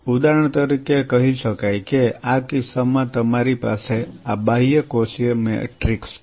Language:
Gujarati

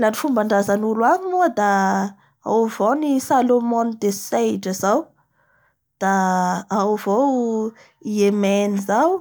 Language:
Bara Malagasy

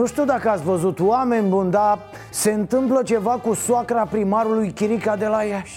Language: Romanian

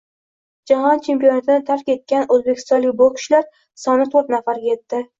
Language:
Uzbek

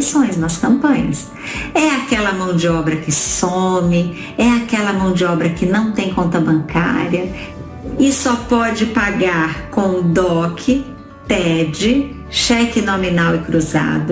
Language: Portuguese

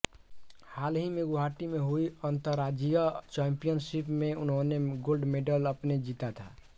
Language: Hindi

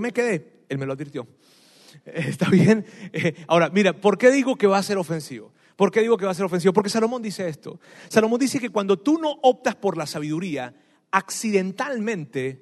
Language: Spanish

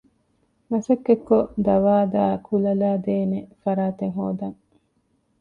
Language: Divehi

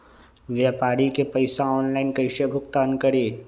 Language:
Magahi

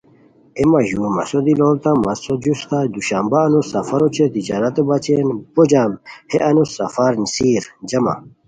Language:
Khowar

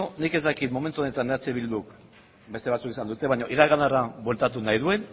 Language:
Basque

